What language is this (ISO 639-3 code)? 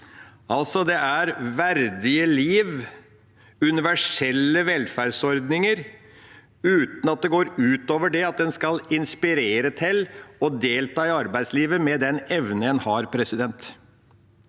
nor